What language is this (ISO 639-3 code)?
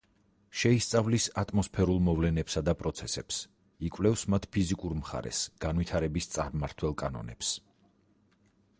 kat